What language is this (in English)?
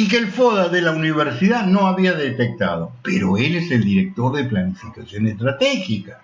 Spanish